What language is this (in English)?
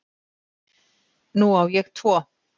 Icelandic